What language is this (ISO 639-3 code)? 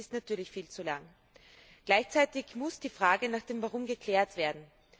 deu